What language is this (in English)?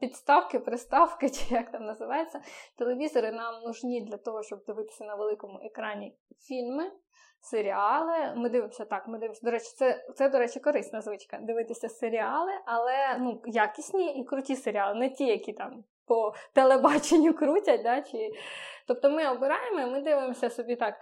Ukrainian